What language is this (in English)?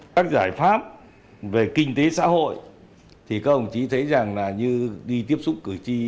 Vietnamese